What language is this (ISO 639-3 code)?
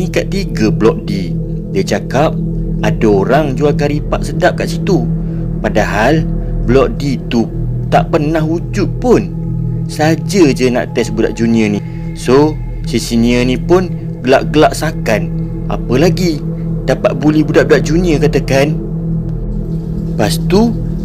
msa